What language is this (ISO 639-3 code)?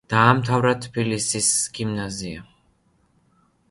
kat